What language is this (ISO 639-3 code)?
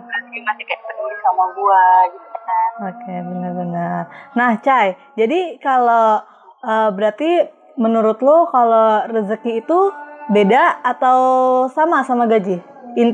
ind